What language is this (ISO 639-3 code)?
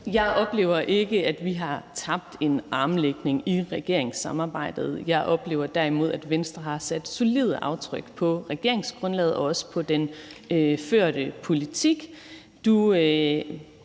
dan